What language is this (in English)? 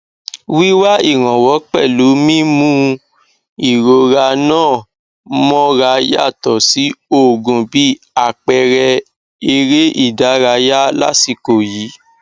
Yoruba